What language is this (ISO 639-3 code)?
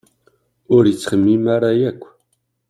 kab